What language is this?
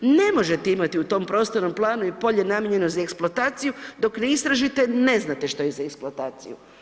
Croatian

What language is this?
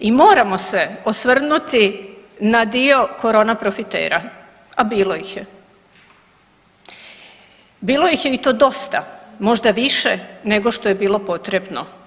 Croatian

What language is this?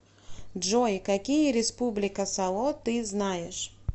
Russian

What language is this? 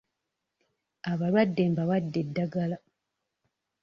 Ganda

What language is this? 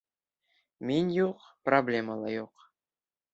Bashkir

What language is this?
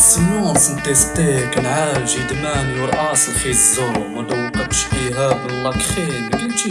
Afrikaans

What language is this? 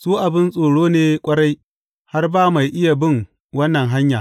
Hausa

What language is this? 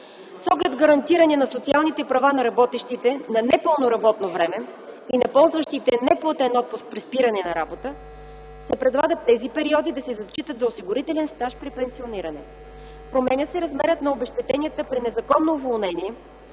Bulgarian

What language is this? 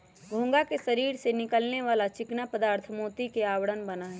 Magahi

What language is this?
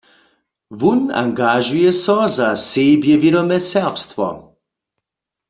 Upper Sorbian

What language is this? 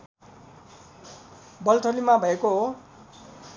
Nepali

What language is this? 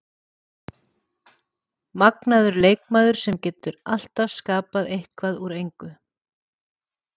Icelandic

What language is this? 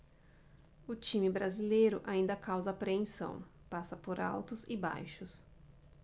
Portuguese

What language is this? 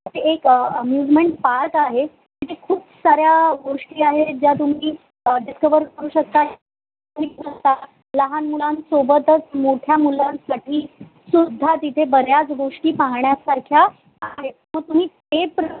Marathi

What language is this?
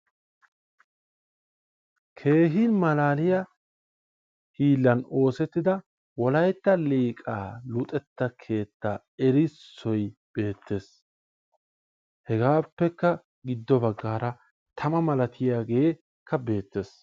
Wolaytta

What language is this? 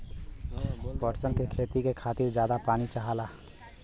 Bhojpuri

